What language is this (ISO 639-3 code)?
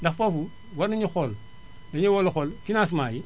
wol